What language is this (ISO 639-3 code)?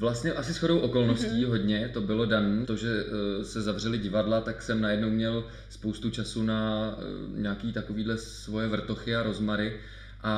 ces